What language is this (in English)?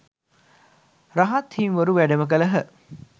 Sinhala